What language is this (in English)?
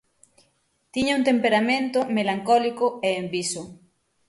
Galician